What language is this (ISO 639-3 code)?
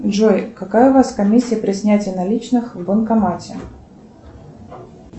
rus